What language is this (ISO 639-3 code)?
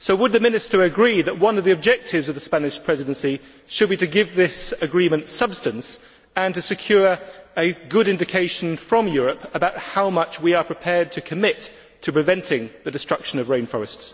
eng